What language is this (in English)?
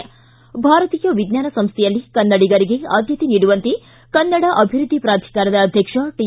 Kannada